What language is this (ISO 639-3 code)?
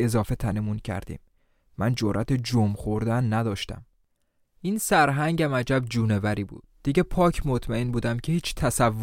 fas